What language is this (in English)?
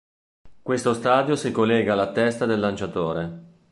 Italian